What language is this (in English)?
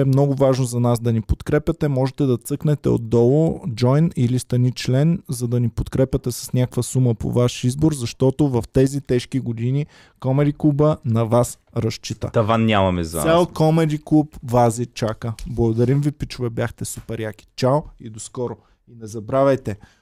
Bulgarian